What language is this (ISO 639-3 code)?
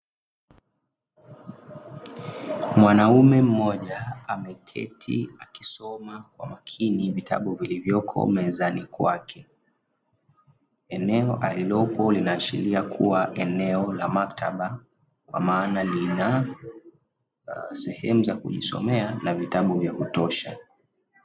swa